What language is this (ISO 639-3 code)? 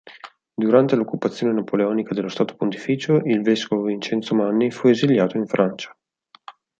ita